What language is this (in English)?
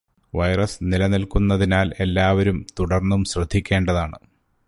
Malayalam